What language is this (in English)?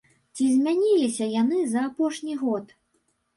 Belarusian